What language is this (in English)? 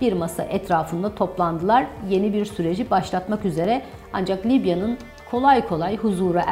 Turkish